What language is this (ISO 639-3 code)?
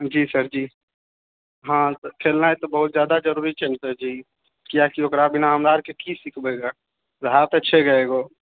mai